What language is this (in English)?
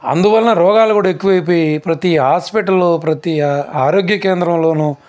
Telugu